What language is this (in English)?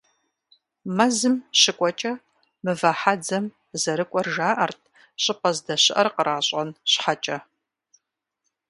Kabardian